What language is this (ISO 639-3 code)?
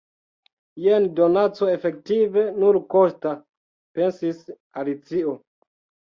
epo